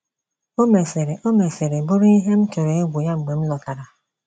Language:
Igbo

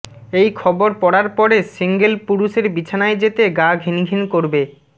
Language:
Bangla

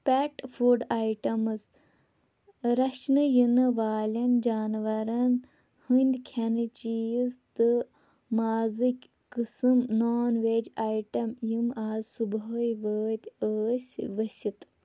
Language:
Kashmiri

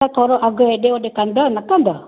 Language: Sindhi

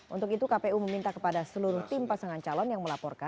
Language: Indonesian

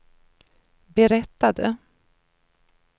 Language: Swedish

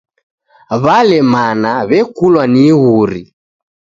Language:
Taita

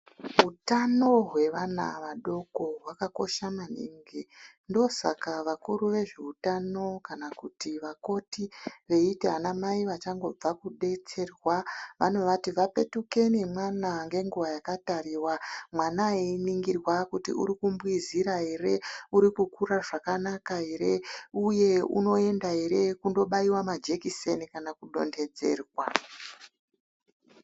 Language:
Ndau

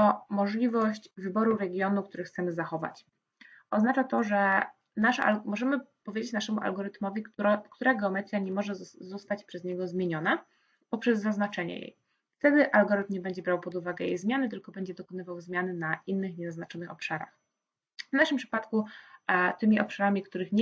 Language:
Polish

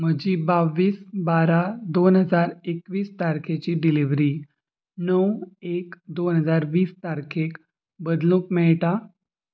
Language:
Konkani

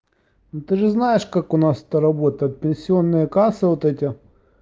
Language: Russian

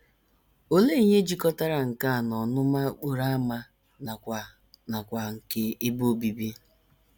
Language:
Igbo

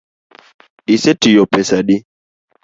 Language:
Luo (Kenya and Tanzania)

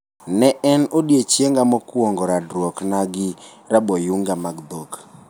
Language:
Luo (Kenya and Tanzania)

